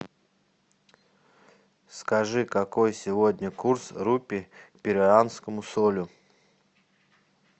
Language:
Russian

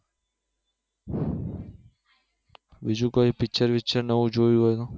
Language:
Gujarati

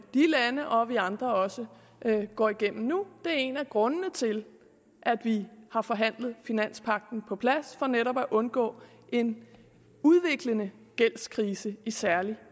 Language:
Danish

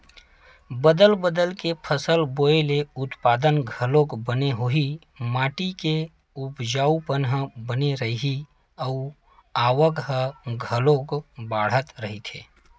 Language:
Chhattisgarhi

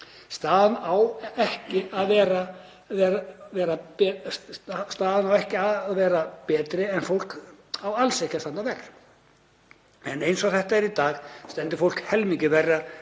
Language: Icelandic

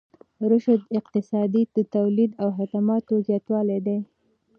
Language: Pashto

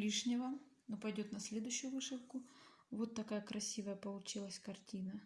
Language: Russian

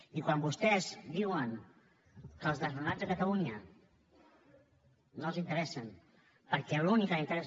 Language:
Catalan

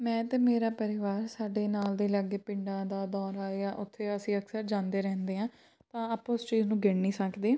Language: Punjabi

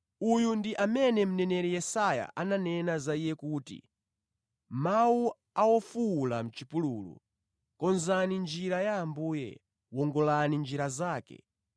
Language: Nyanja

